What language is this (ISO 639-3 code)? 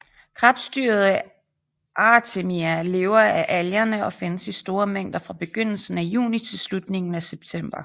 dan